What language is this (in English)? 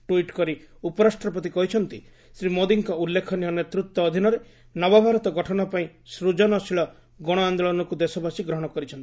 Odia